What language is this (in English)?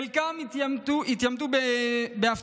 Hebrew